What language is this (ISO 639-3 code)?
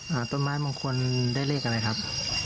tha